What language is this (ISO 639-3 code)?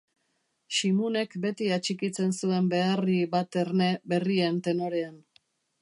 eus